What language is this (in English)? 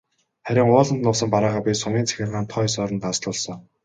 Mongolian